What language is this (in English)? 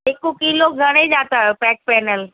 Sindhi